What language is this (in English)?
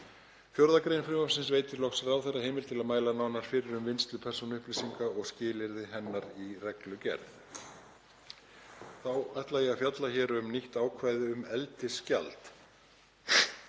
Icelandic